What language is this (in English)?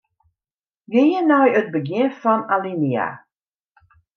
Western Frisian